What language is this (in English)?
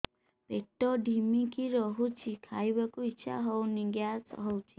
Odia